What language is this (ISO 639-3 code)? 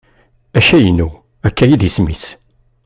kab